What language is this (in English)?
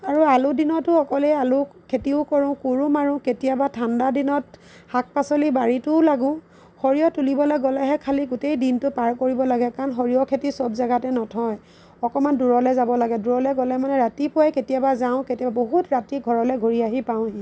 Assamese